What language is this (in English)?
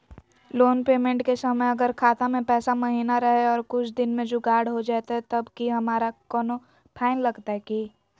Magahi